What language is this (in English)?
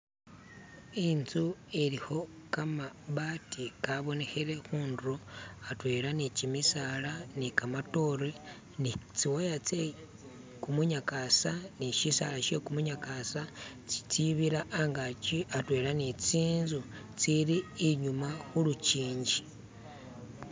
Masaaba